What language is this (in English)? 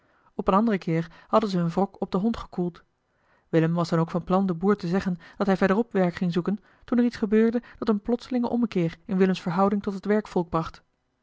Dutch